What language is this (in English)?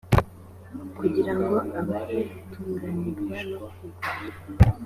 Kinyarwanda